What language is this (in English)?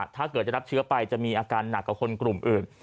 Thai